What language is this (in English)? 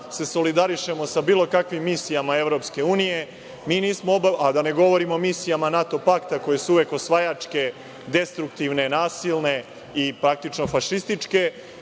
Serbian